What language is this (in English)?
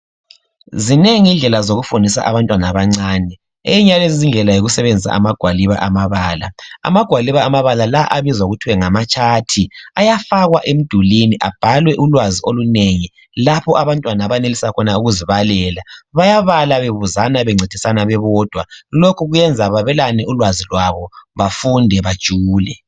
North Ndebele